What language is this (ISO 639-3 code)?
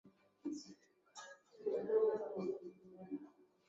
eus